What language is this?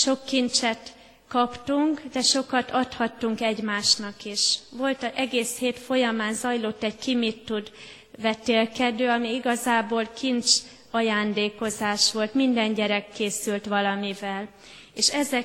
Hungarian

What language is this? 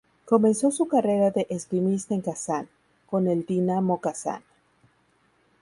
Spanish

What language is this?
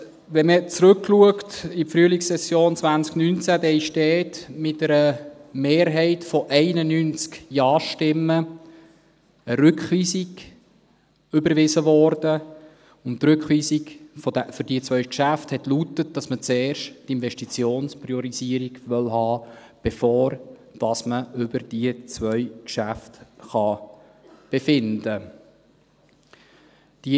Swiss German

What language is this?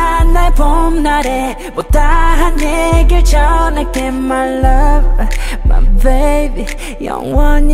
Thai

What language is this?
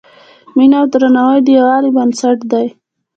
Pashto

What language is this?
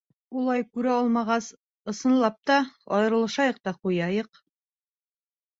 Bashkir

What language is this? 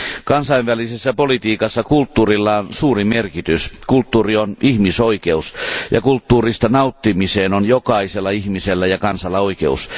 Finnish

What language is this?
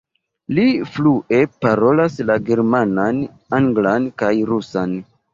Esperanto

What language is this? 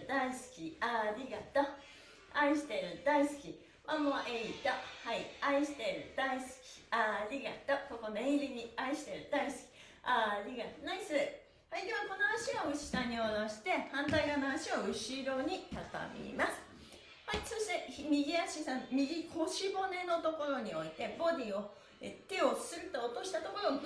Japanese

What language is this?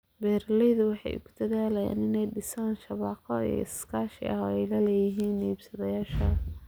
Somali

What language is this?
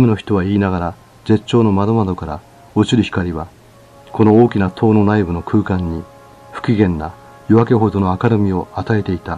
Japanese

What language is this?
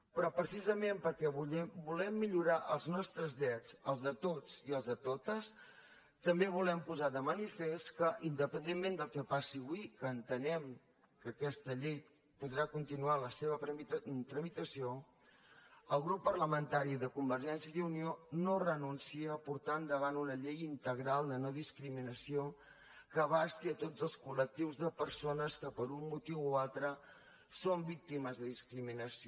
Catalan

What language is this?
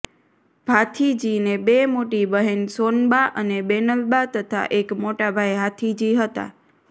Gujarati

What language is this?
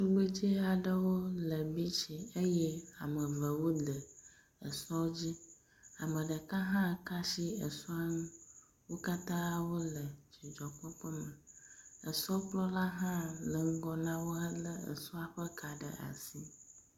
Ewe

